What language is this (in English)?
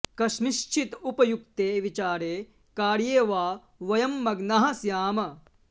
Sanskrit